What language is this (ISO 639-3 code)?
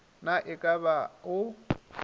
nso